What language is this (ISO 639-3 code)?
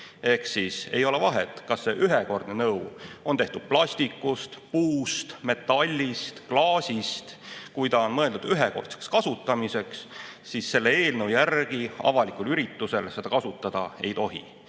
est